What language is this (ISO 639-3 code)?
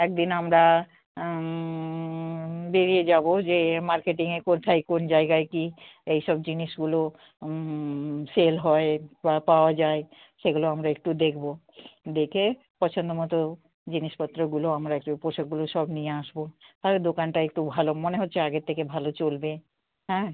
ben